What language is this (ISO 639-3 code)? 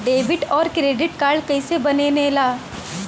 bho